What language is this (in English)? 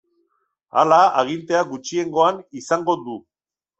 Basque